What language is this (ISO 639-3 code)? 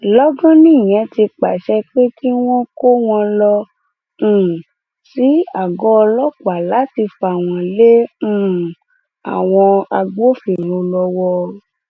yor